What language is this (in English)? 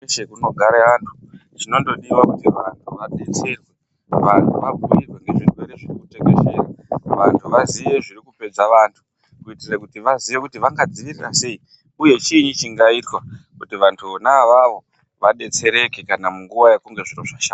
Ndau